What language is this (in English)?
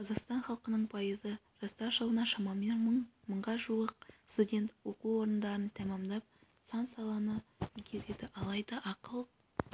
Kazakh